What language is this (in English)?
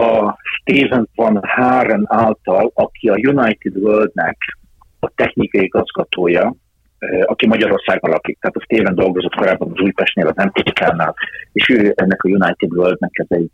Hungarian